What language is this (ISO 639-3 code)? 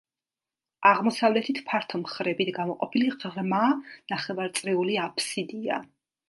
kat